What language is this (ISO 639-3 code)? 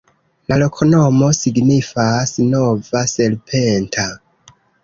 epo